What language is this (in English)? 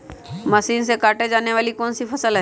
Magahi